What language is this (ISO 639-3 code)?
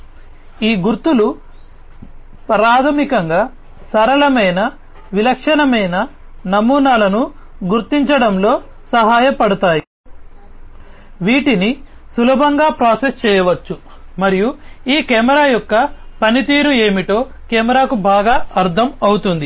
tel